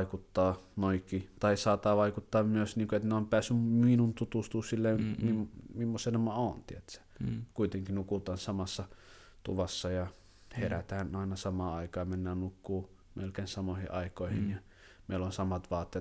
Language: Finnish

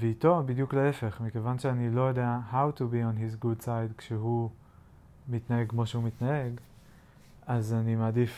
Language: Hebrew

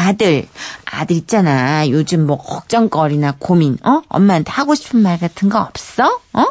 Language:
Korean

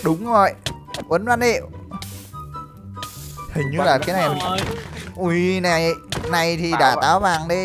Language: Vietnamese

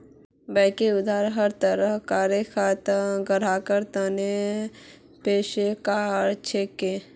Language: Magahi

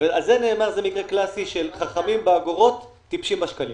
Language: Hebrew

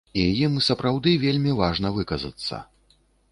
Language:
Belarusian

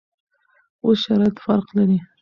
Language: Pashto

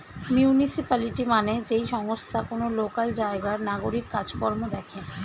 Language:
Bangla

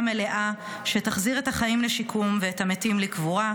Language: Hebrew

